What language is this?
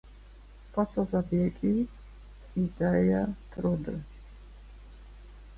Polish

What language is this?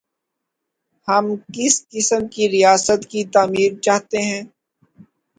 Urdu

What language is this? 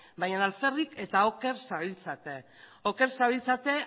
Basque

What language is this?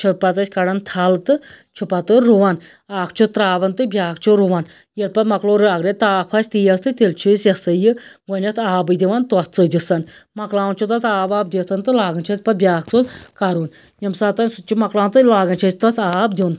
Kashmiri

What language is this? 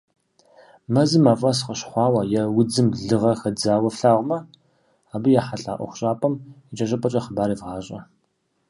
Kabardian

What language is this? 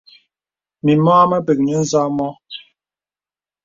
Bebele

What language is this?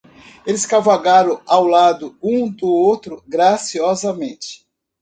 Portuguese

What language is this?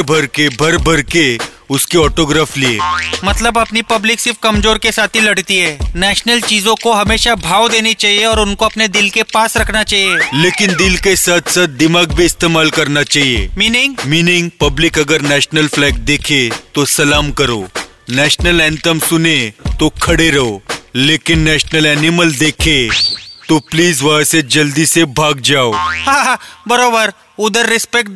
Hindi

